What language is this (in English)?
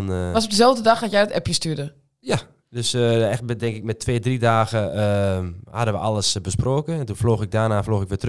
Dutch